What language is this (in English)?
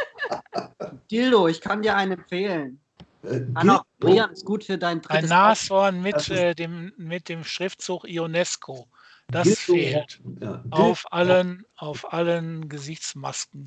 German